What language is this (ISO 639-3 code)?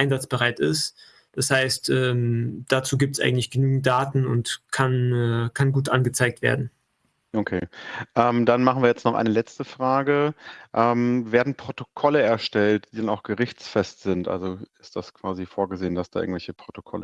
deu